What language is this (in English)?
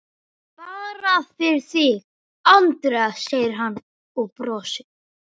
Icelandic